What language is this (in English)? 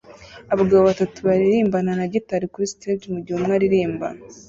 Kinyarwanda